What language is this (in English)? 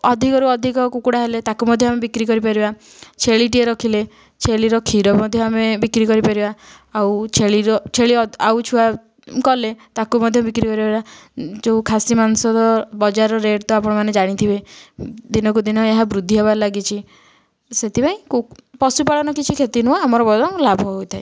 Odia